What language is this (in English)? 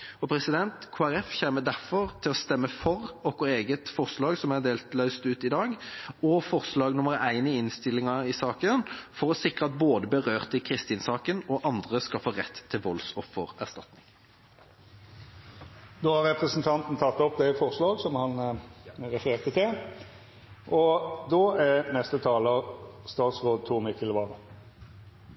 Norwegian